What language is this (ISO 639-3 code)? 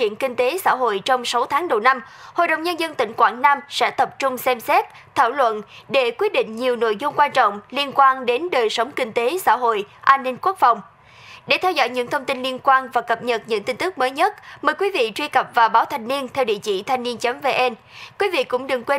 vie